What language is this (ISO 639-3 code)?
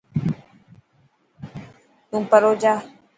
mki